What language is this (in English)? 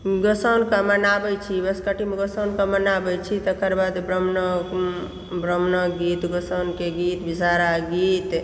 Maithili